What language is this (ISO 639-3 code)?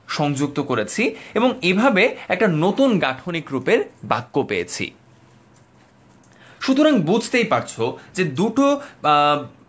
ben